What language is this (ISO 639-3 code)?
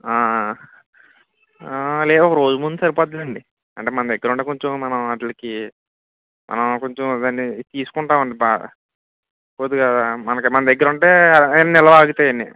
tel